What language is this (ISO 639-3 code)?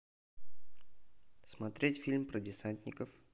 rus